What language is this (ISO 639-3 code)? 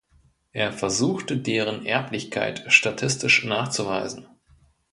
deu